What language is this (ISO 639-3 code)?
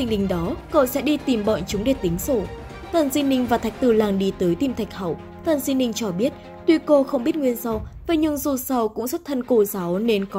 vie